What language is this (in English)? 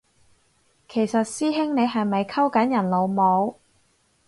Cantonese